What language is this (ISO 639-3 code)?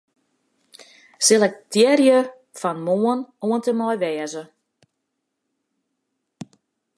fry